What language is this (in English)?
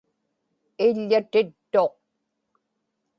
Inupiaq